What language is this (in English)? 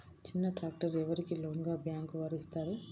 Telugu